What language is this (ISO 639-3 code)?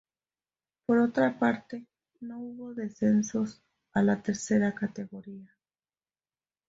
spa